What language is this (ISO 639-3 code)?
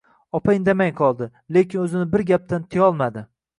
uzb